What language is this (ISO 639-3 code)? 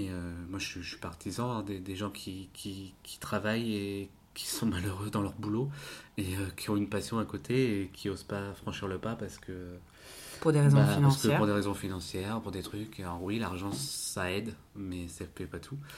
fra